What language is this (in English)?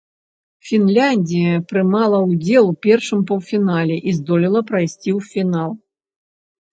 Belarusian